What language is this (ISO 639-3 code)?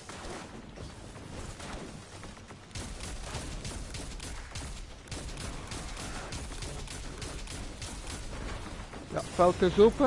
nld